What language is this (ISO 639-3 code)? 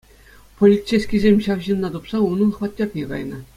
chv